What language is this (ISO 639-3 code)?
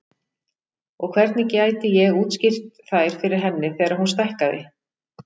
isl